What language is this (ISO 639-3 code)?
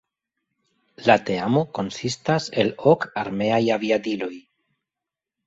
epo